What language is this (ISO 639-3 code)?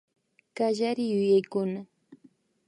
qvi